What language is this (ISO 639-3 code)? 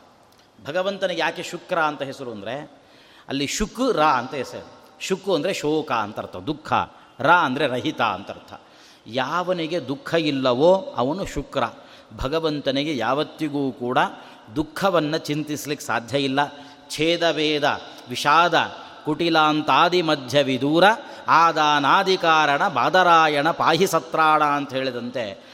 kan